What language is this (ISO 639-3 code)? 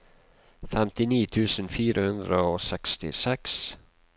nor